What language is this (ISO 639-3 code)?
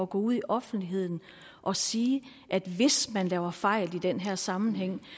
dan